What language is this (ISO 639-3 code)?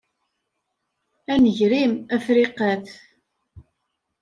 kab